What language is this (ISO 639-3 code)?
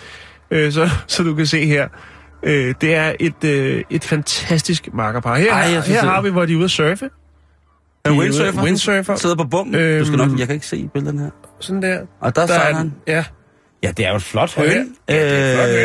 dan